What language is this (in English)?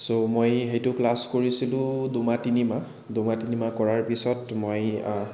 Assamese